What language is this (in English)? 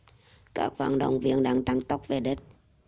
Vietnamese